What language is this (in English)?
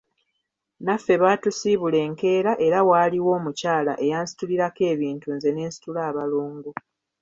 Ganda